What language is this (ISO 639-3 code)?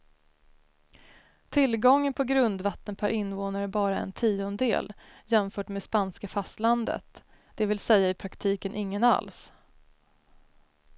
swe